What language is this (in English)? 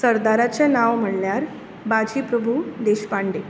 Konkani